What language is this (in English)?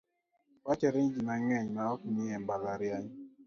Luo (Kenya and Tanzania)